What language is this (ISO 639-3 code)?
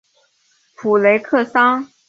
zho